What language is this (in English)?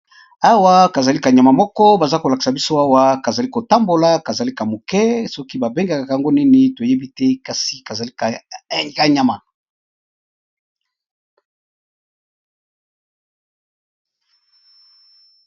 Lingala